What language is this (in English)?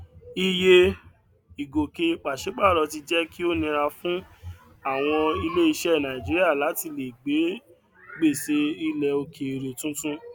Yoruba